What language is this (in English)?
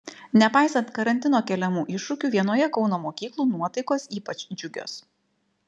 Lithuanian